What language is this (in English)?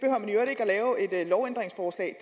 Danish